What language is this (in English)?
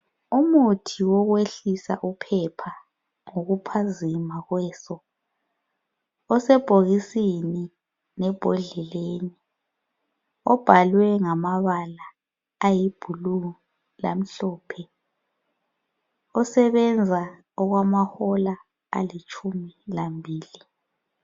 North Ndebele